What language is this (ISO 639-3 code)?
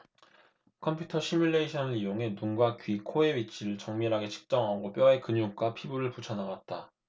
kor